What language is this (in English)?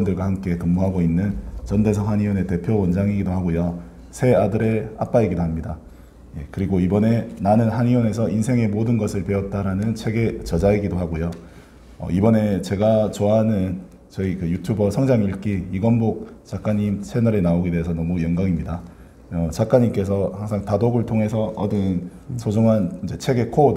Korean